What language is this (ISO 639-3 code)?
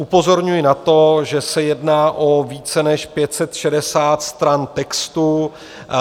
ces